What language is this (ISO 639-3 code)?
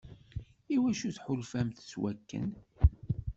kab